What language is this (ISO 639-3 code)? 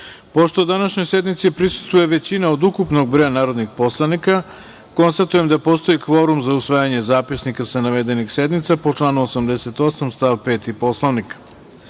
srp